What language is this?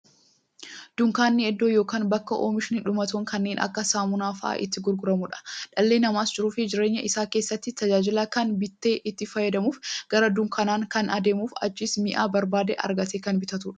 Oromo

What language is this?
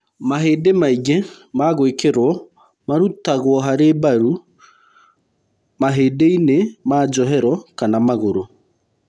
Kikuyu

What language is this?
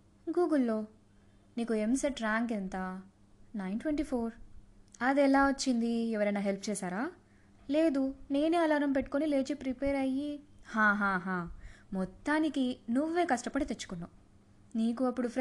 Telugu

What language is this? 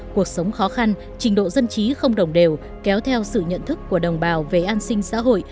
Vietnamese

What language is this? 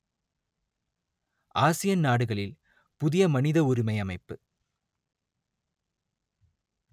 Tamil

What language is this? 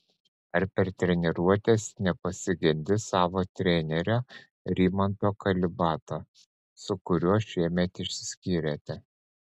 Lithuanian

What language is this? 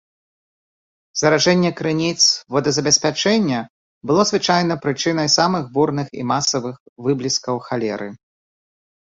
Belarusian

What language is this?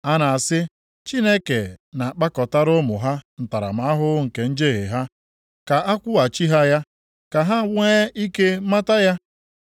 Igbo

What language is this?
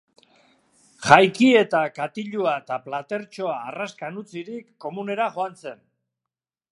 Basque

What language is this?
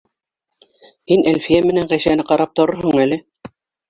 Bashkir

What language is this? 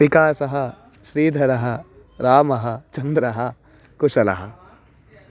Sanskrit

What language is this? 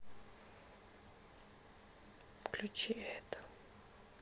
Russian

